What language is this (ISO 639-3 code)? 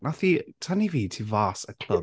cym